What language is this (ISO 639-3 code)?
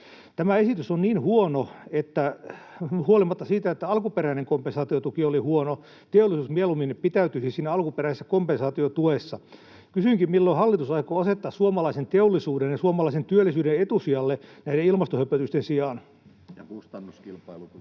fin